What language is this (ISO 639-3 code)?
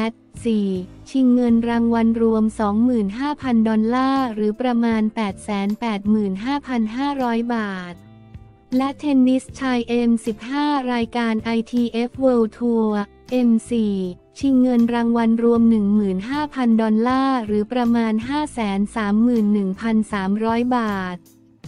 tha